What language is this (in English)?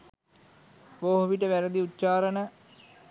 Sinhala